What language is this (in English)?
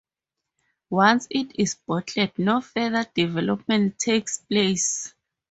English